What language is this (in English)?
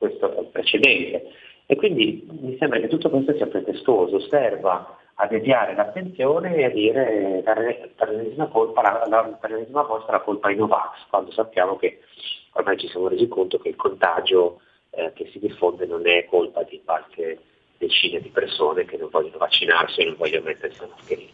Italian